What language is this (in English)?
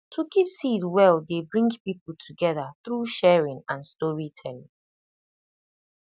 Nigerian Pidgin